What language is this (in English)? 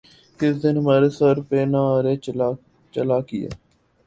Urdu